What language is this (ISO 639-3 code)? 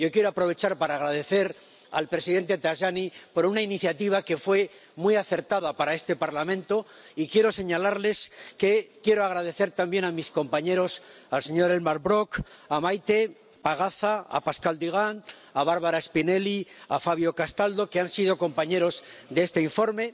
spa